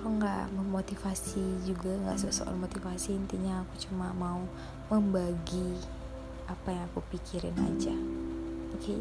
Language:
Indonesian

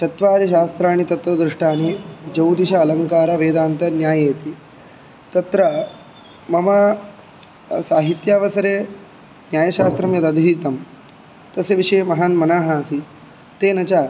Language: Sanskrit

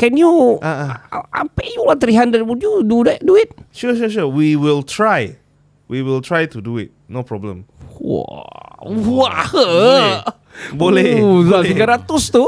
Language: Malay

